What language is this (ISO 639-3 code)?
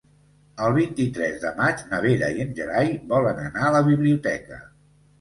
cat